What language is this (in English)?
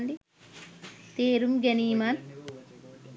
Sinhala